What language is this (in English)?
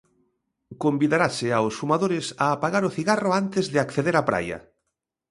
Galician